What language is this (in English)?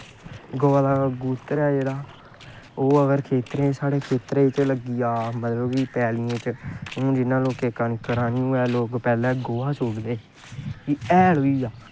Dogri